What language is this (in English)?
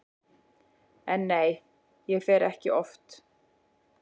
Icelandic